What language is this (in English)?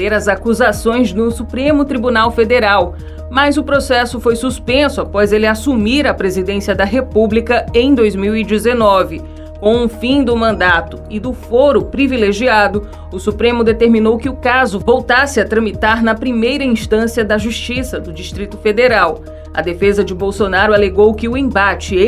Portuguese